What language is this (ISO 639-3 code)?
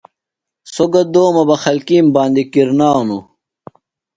phl